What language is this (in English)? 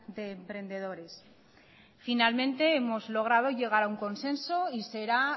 Spanish